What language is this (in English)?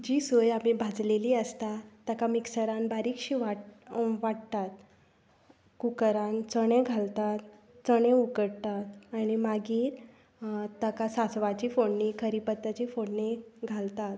Konkani